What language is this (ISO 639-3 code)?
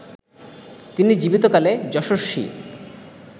ben